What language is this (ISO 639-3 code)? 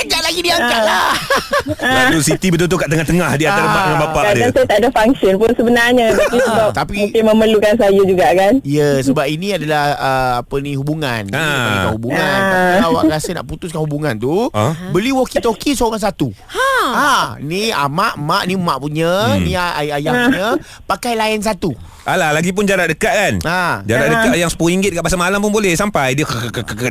msa